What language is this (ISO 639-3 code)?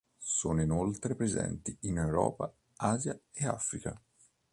ita